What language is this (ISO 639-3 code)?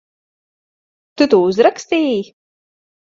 lav